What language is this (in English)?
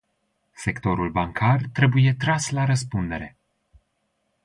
Romanian